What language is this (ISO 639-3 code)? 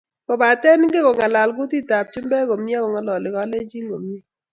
kln